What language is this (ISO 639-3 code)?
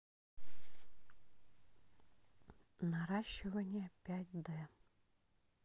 rus